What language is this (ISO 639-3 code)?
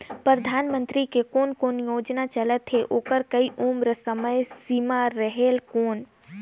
hne